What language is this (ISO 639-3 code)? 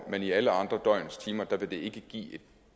dan